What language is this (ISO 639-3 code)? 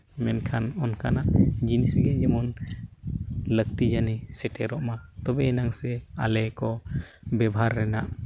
sat